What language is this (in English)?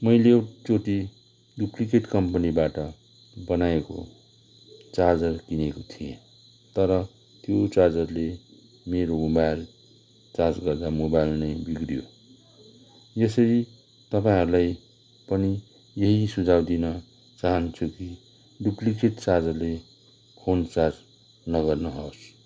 Nepali